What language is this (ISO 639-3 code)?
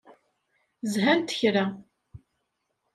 kab